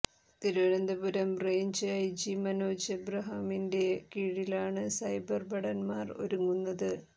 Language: Malayalam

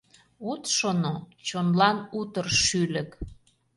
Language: Mari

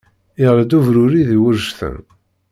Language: Kabyle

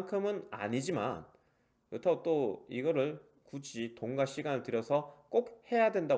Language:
Korean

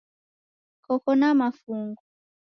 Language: Taita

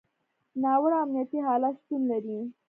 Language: Pashto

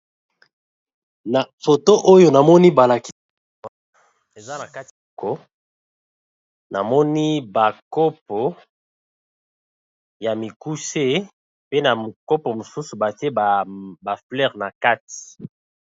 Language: Lingala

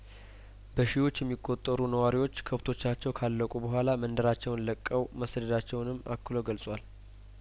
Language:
Amharic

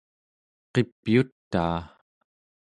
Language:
Central Yupik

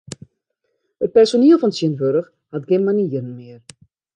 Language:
Western Frisian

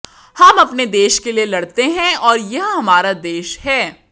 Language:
Hindi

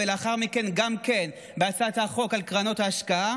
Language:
Hebrew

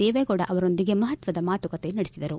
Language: Kannada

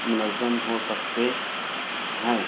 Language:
Urdu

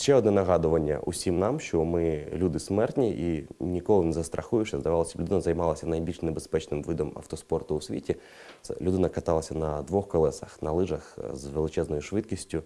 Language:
Ukrainian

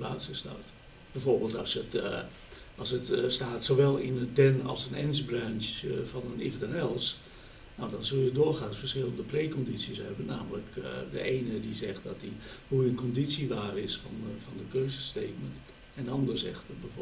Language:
Dutch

